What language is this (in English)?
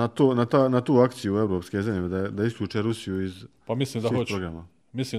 Croatian